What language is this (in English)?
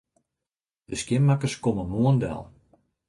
Western Frisian